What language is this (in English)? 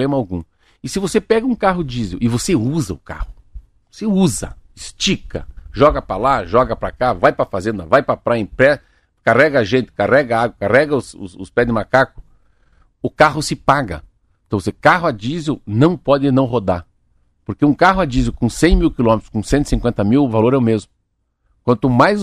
Portuguese